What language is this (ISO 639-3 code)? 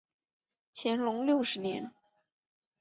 zho